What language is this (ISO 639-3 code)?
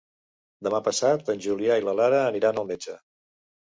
cat